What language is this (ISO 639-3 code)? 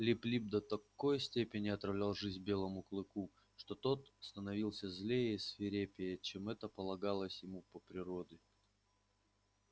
rus